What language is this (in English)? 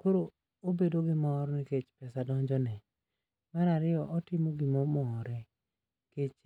Luo (Kenya and Tanzania)